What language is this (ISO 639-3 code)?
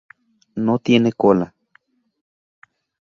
spa